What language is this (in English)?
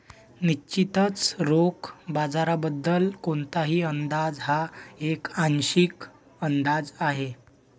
Marathi